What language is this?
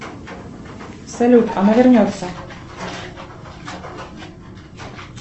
Russian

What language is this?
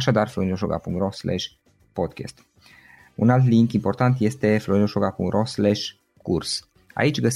Romanian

